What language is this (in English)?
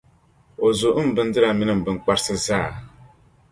Dagbani